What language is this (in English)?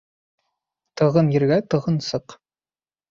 Bashkir